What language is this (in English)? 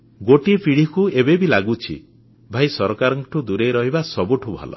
Odia